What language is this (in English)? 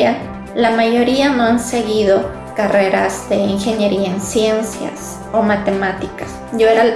Spanish